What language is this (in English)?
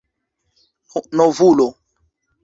Esperanto